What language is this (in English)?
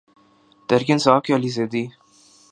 Urdu